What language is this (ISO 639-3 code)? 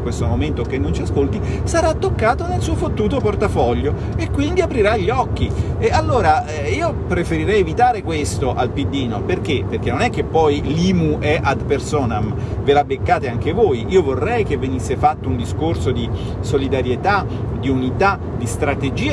ita